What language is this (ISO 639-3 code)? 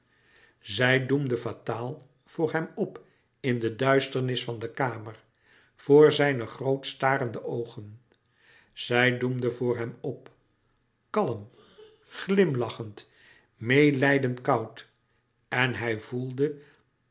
nld